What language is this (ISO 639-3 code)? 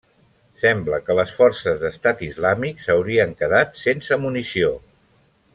cat